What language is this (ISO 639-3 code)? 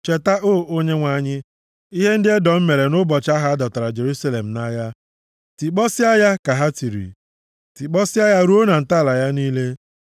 ibo